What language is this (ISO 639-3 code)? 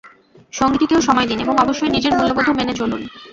ben